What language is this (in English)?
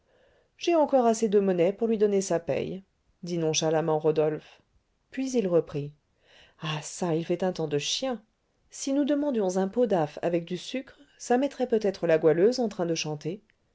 French